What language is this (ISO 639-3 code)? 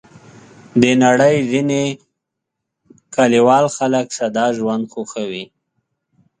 pus